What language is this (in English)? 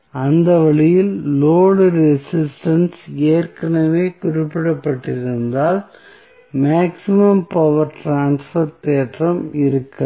Tamil